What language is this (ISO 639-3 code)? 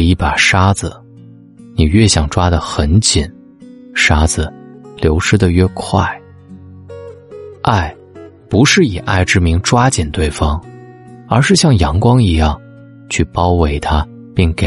zho